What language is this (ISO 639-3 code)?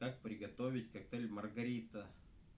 rus